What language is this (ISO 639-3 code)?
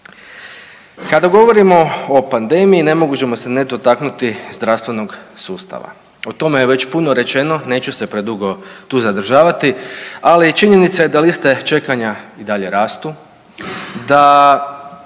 hrv